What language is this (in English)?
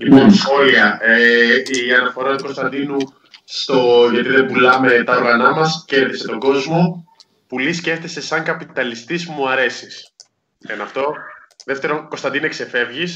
Greek